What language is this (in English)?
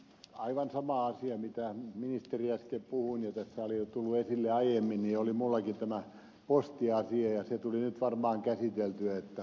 Finnish